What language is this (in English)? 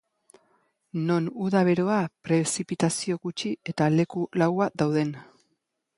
Basque